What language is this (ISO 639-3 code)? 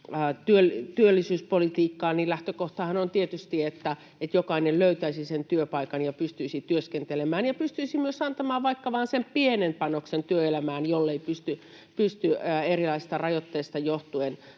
fin